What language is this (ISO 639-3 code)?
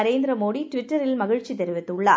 tam